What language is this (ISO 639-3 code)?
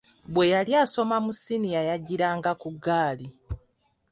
lug